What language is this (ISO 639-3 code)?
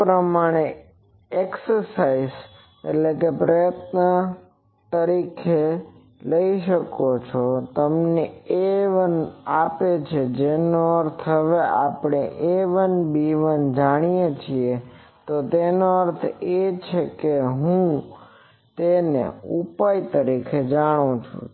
guj